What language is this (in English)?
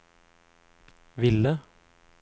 Norwegian